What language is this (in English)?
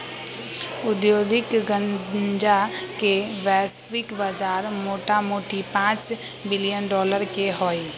Magahi